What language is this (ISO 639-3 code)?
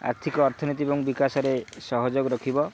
ori